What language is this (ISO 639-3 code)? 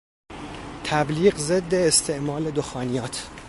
fas